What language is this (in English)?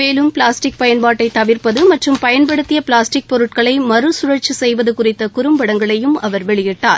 Tamil